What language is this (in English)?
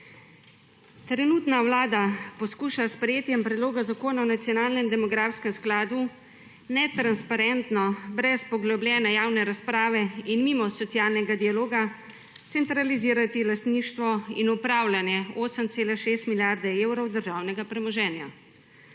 Slovenian